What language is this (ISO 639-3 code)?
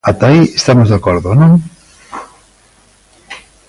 glg